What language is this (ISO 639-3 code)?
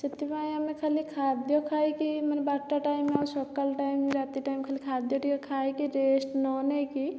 ori